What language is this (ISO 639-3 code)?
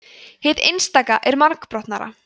isl